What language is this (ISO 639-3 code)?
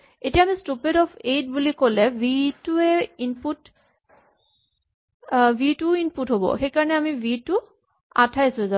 asm